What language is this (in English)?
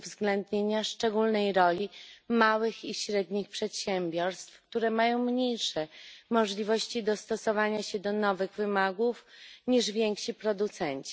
Polish